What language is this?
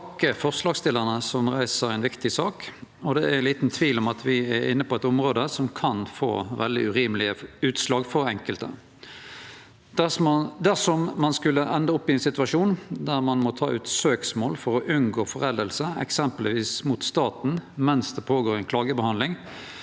Norwegian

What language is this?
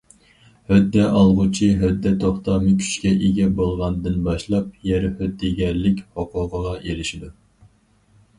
Uyghur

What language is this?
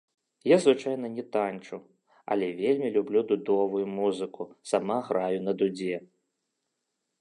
Belarusian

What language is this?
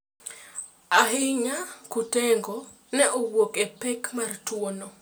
Luo (Kenya and Tanzania)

